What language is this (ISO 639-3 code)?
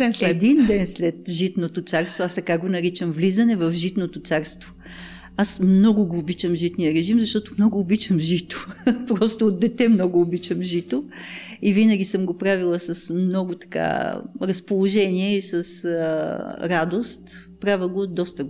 bul